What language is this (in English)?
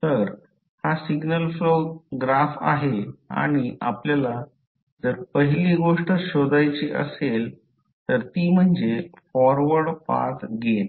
Marathi